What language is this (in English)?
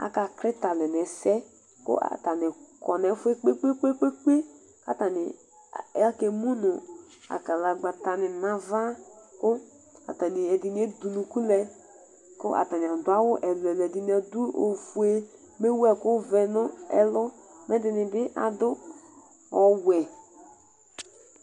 Ikposo